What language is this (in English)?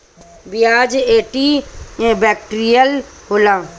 Bhojpuri